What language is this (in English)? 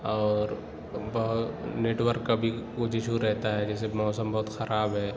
Urdu